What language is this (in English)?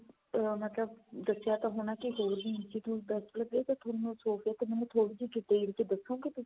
Punjabi